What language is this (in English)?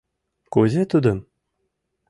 Mari